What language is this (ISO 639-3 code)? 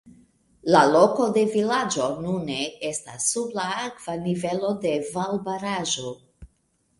epo